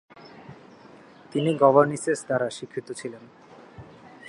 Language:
Bangla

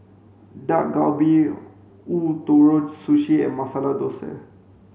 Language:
English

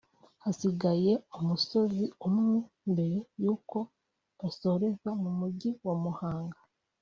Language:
Kinyarwanda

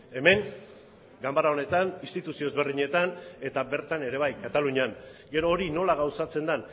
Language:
Basque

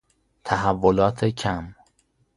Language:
Persian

